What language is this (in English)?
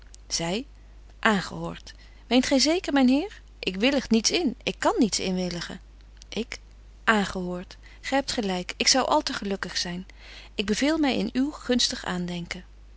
Dutch